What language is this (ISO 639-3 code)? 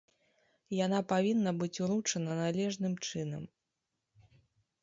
bel